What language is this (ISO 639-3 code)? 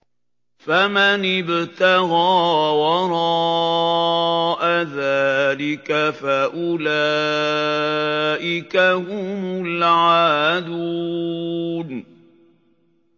ara